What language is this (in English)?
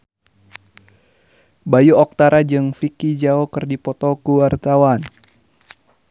Sundanese